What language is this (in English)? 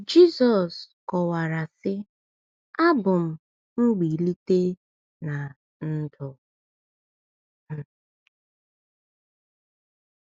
Igbo